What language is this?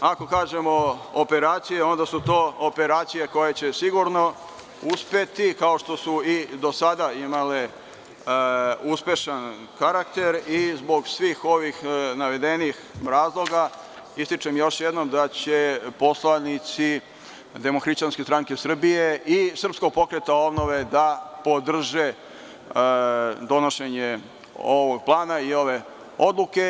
Serbian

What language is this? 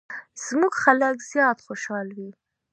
Pashto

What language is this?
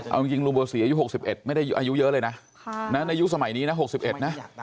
Thai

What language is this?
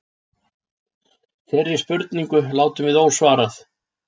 Icelandic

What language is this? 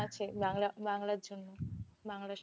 Bangla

